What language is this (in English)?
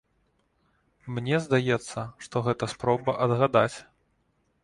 Belarusian